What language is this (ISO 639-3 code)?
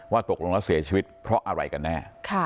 tha